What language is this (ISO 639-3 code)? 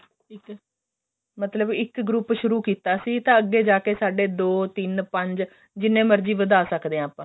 pan